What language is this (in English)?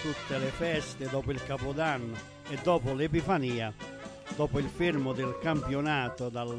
Italian